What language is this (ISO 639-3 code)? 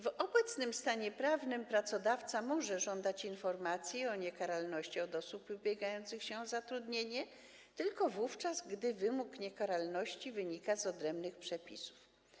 pol